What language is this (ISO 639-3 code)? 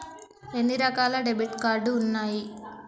tel